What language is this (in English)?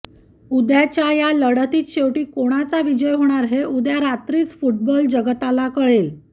Marathi